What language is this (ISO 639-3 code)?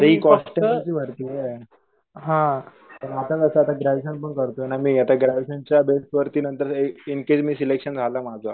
mar